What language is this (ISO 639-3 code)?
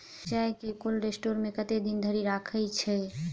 mai